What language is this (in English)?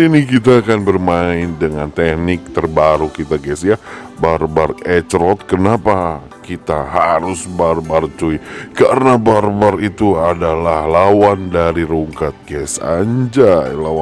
Indonesian